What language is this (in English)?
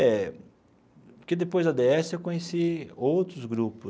Portuguese